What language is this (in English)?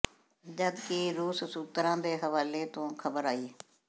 Punjabi